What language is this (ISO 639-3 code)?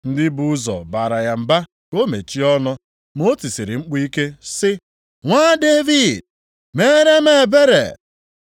ibo